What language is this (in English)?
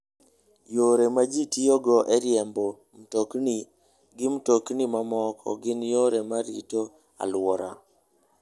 Luo (Kenya and Tanzania)